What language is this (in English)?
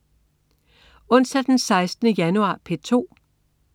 Danish